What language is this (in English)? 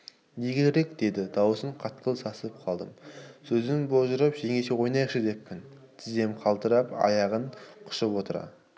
Kazakh